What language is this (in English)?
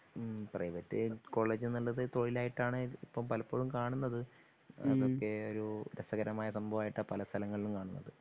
Malayalam